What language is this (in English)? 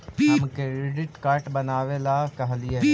Magahi